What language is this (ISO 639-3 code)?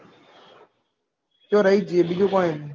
guj